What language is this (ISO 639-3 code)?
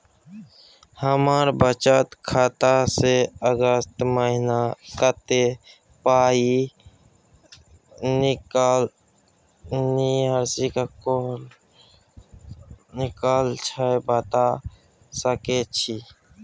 mai